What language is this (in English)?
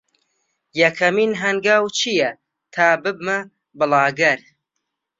Central Kurdish